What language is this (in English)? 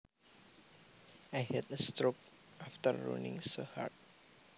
Javanese